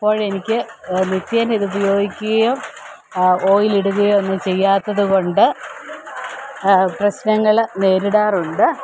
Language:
Malayalam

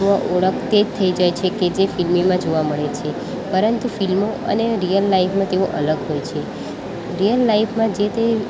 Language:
Gujarati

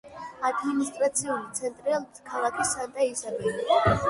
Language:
Georgian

